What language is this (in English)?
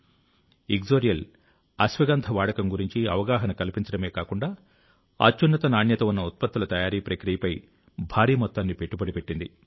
Telugu